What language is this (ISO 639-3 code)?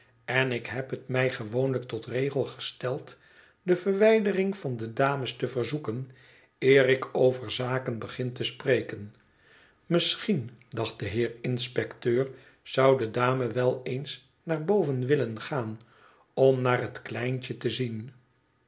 nld